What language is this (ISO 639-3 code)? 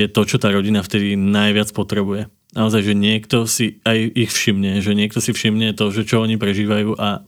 slk